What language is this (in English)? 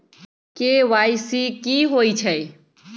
Magahi